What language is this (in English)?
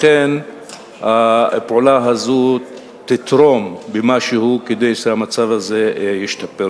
Hebrew